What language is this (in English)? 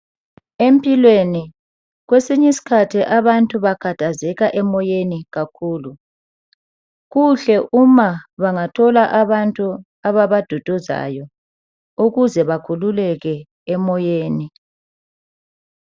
North Ndebele